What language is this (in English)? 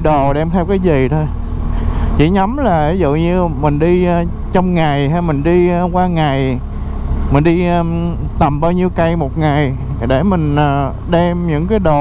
Vietnamese